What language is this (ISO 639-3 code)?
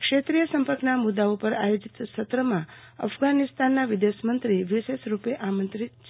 guj